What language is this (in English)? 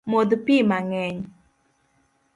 Luo (Kenya and Tanzania)